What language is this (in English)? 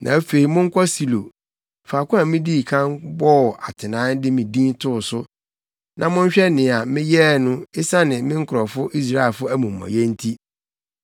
Akan